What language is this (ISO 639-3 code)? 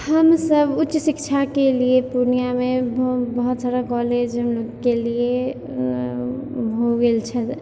mai